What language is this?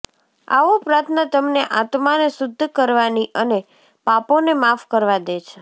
Gujarati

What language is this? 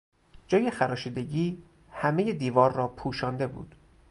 Persian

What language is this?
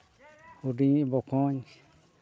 Santali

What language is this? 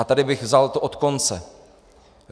Czech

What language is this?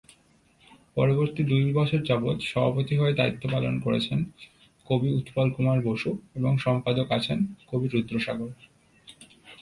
Bangla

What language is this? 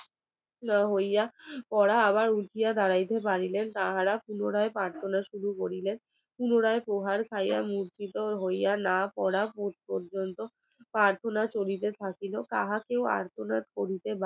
Bangla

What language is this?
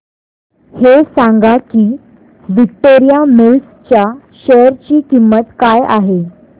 Marathi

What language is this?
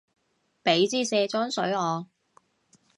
Cantonese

